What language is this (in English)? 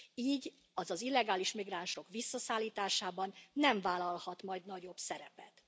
Hungarian